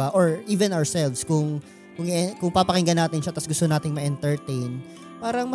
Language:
Filipino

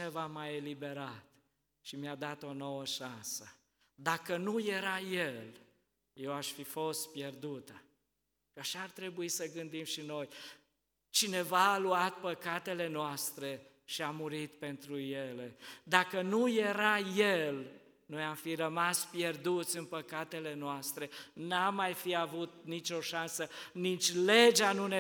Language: Romanian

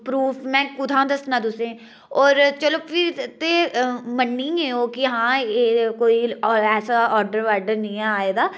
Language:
Dogri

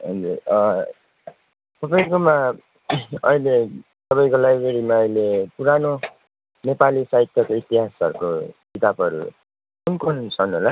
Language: Nepali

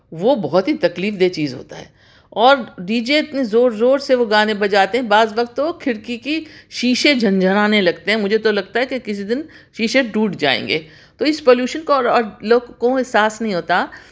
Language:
Urdu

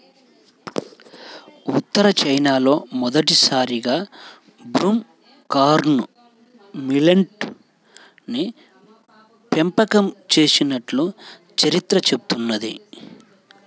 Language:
Telugu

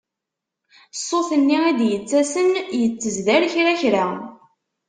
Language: Kabyle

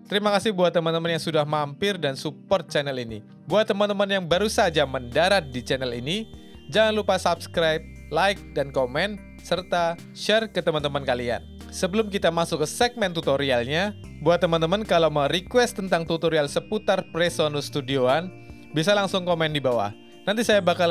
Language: Indonesian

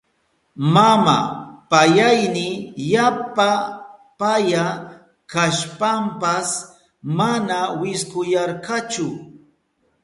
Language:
Southern Pastaza Quechua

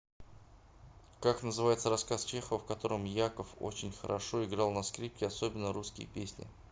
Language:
Russian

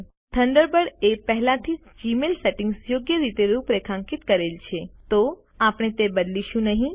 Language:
Gujarati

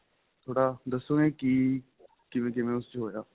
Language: Punjabi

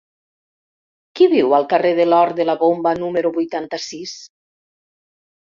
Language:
Catalan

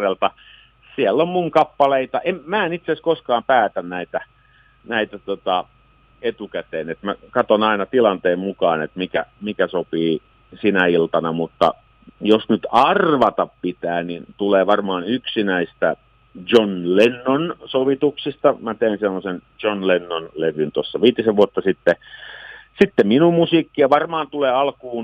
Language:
Finnish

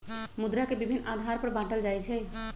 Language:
Magahi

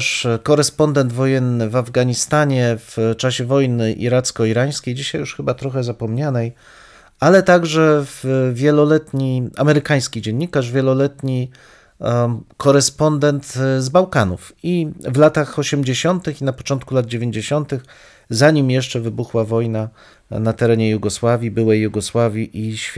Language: Polish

